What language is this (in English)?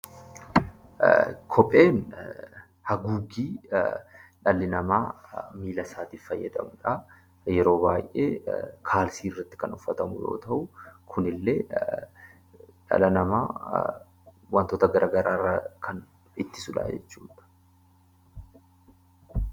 Oromo